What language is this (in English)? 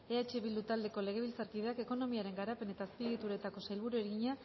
Basque